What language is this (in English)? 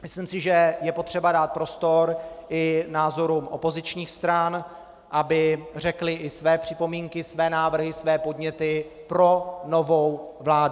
Czech